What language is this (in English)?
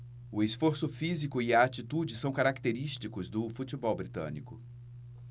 Portuguese